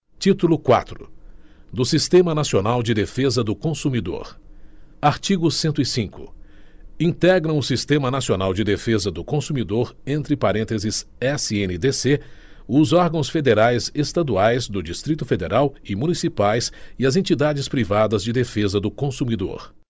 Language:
Portuguese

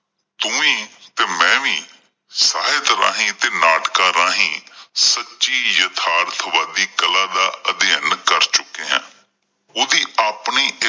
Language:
Punjabi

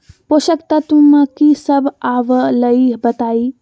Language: Magahi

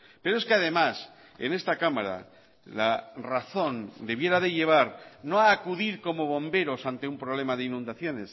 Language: Spanish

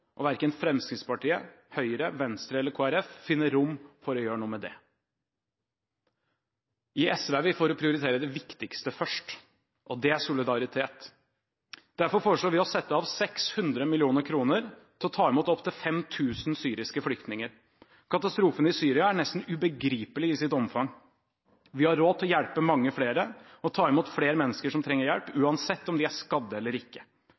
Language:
Norwegian Bokmål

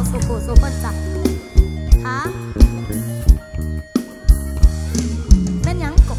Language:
Thai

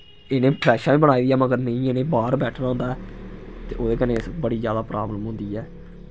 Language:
Dogri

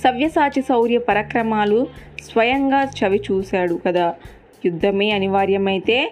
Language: Telugu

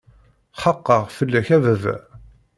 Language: Kabyle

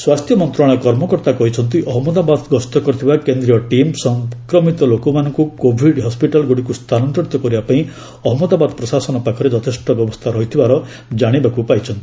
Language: Odia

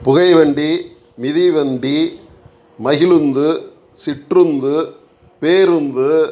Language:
Tamil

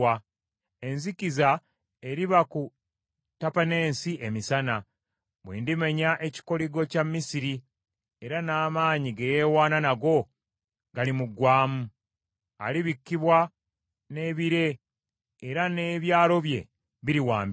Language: Ganda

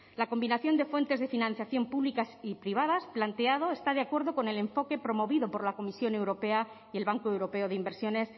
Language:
Spanish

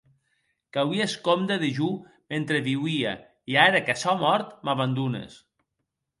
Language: Occitan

